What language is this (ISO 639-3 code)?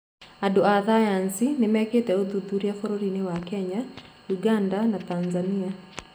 kik